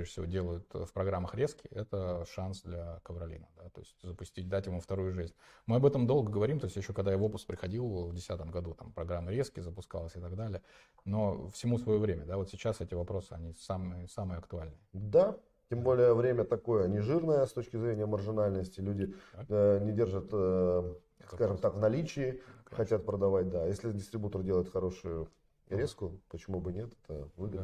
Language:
Russian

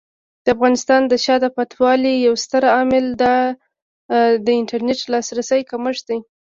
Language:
Pashto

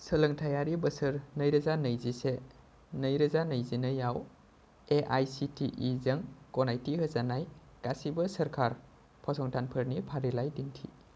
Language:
Bodo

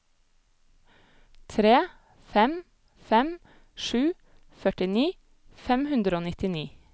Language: Norwegian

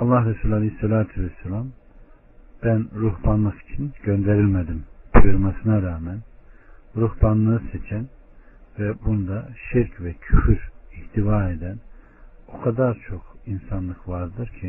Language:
Turkish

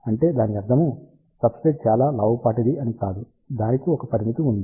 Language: Telugu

